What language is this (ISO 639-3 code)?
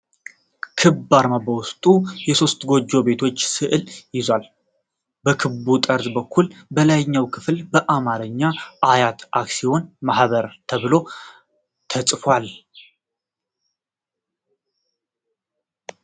amh